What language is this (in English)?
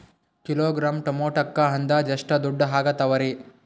Kannada